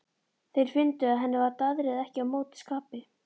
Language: Icelandic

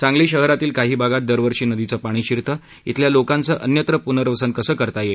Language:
Marathi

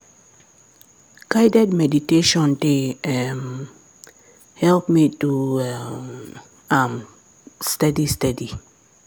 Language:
Nigerian Pidgin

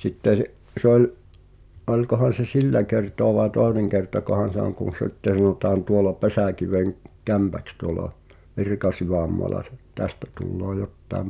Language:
Finnish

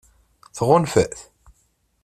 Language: Kabyle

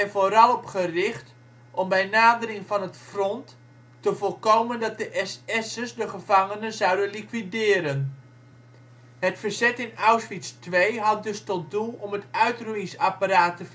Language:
Dutch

